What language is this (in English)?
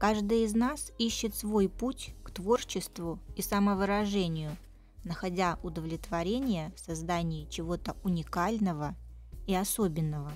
Russian